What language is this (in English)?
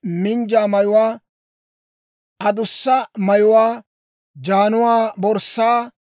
Dawro